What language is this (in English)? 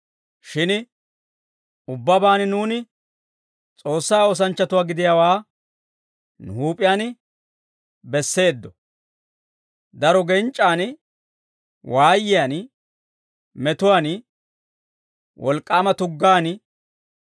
Dawro